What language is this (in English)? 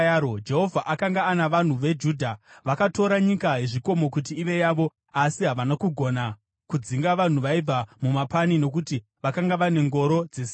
Shona